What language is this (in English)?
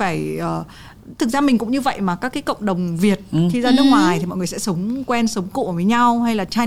Vietnamese